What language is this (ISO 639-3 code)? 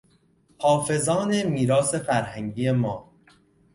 fas